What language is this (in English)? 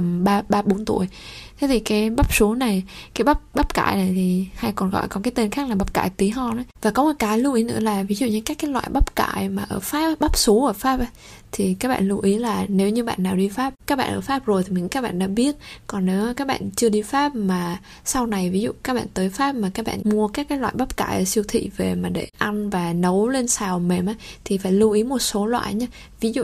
Vietnamese